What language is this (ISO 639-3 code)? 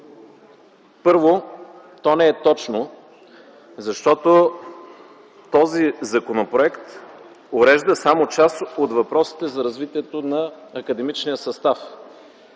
bul